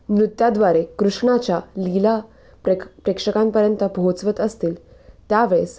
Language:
Marathi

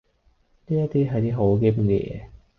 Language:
Cantonese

